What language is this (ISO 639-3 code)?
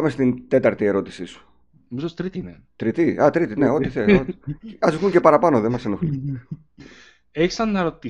ell